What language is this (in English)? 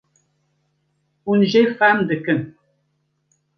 Kurdish